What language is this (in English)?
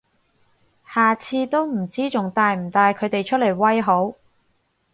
Cantonese